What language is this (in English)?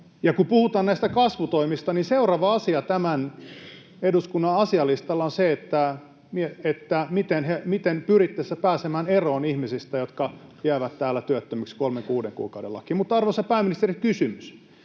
Finnish